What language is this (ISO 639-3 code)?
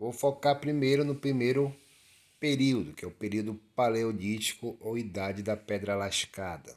por